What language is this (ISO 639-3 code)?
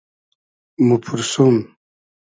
haz